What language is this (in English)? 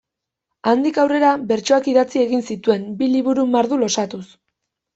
Basque